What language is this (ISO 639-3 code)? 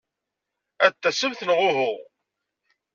kab